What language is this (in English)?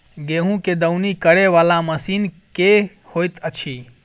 Maithili